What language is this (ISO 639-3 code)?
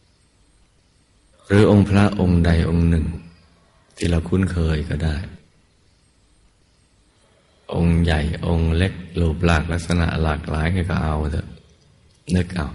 tha